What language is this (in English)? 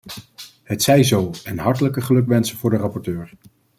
Dutch